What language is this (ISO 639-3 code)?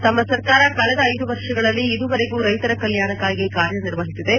kan